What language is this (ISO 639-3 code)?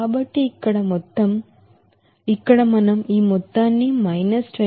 tel